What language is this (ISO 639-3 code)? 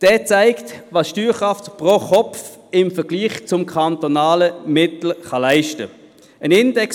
gsw